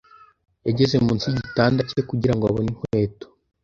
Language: Kinyarwanda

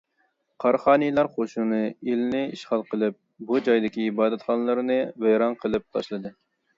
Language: Uyghur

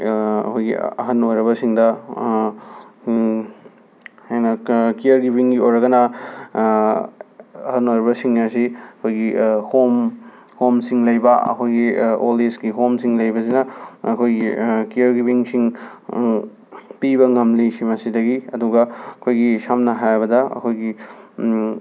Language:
Manipuri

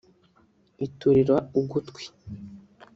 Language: Kinyarwanda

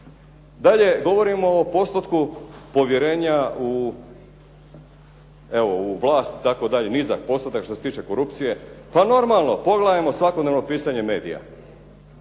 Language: Croatian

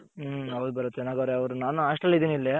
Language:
Kannada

